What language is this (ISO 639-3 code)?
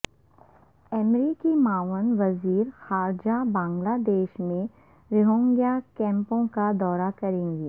urd